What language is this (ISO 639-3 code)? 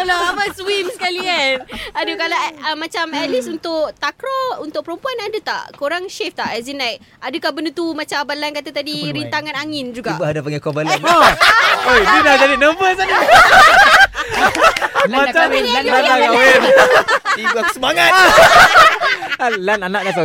msa